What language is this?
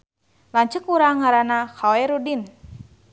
Sundanese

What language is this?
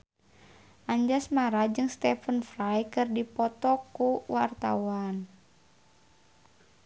Sundanese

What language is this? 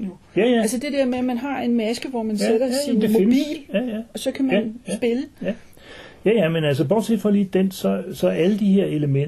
Danish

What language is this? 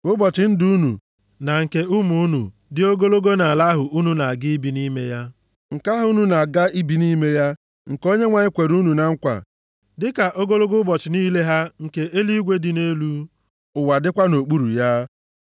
Igbo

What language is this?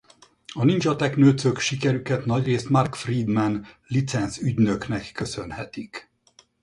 Hungarian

